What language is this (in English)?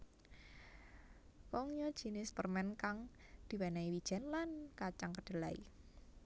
Javanese